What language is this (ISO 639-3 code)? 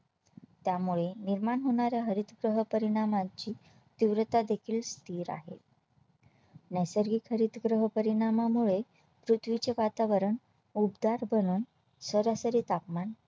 mar